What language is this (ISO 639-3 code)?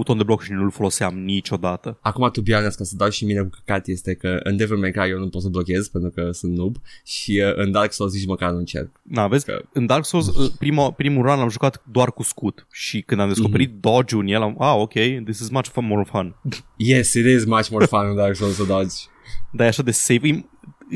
ron